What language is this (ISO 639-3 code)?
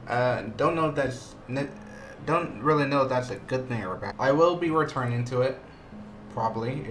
eng